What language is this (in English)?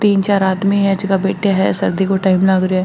Marwari